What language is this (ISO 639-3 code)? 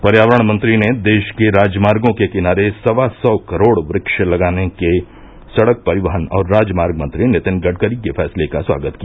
hin